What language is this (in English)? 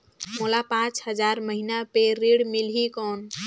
Chhattisgarhi